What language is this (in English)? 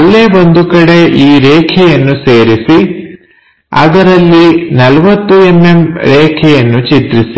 Kannada